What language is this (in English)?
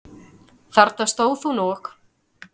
Icelandic